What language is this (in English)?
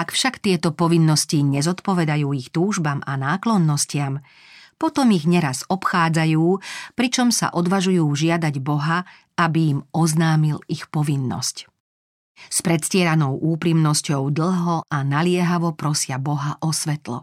Slovak